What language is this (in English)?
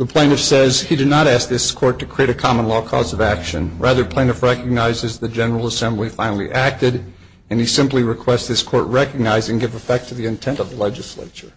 English